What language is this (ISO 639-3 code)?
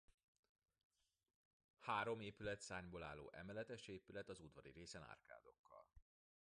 hun